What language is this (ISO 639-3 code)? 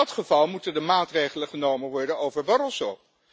nld